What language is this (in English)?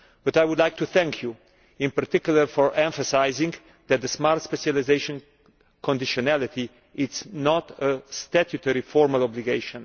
English